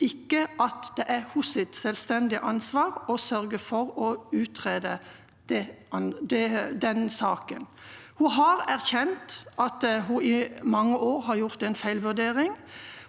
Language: Norwegian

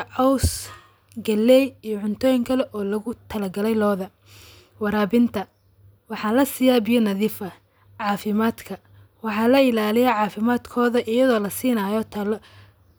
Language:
Somali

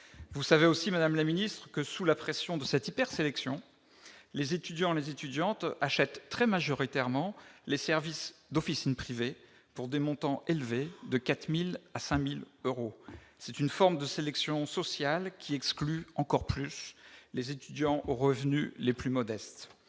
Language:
French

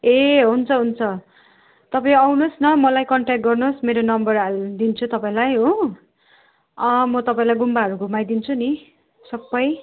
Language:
Nepali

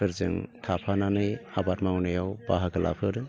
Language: Bodo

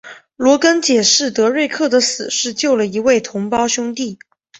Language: Chinese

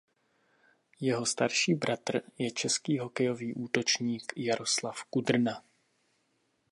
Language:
Czech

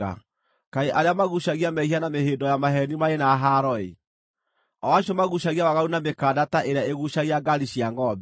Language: Kikuyu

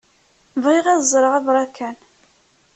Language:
Kabyle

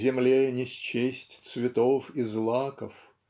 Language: Russian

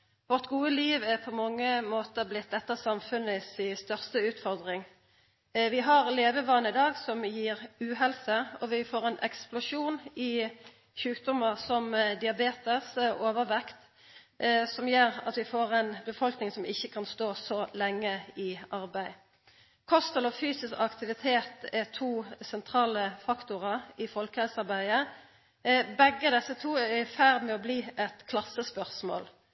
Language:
Norwegian Nynorsk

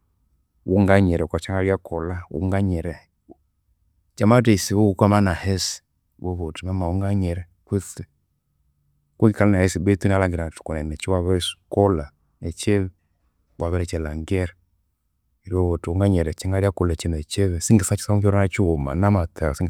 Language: Konzo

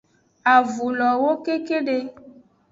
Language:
Aja (Benin)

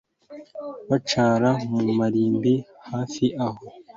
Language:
Kinyarwanda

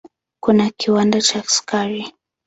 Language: Swahili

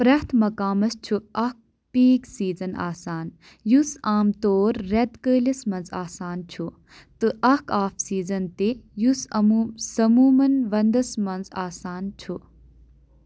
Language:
Kashmiri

